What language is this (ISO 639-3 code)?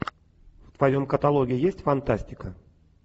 rus